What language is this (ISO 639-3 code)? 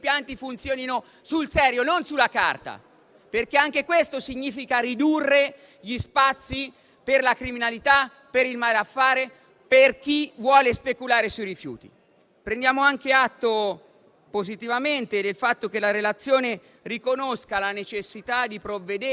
ita